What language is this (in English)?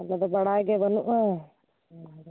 Santali